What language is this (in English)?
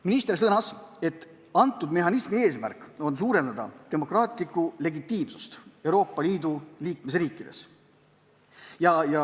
Estonian